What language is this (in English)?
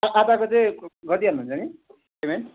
Nepali